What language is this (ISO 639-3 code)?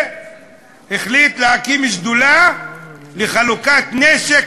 heb